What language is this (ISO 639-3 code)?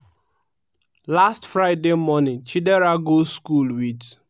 pcm